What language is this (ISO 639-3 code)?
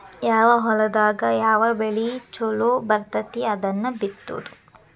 kan